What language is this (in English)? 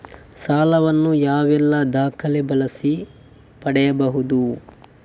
Kannada